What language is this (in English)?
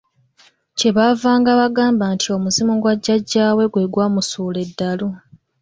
Ganda